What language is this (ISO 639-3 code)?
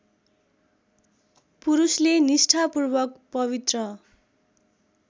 nep